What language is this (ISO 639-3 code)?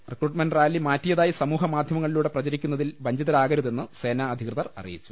mal